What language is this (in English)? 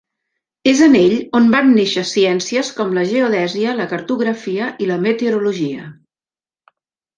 Catalan